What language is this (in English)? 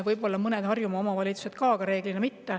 Estonian